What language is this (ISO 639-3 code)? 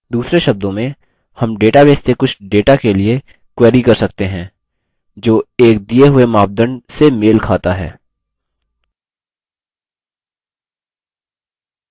hin